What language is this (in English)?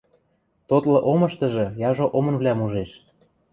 Western Mari